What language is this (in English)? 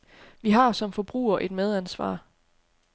Danish